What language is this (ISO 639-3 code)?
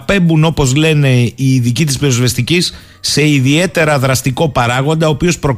ell